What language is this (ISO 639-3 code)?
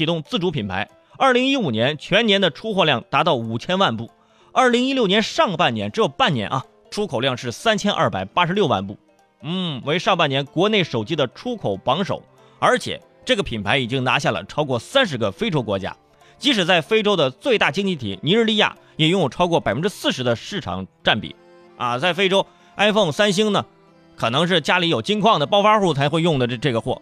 zho